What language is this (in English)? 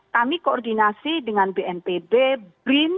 Indonesian